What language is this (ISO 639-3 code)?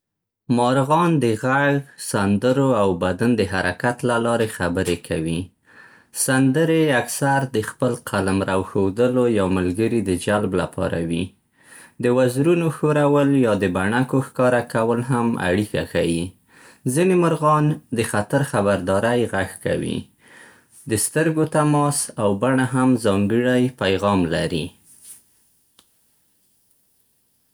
pst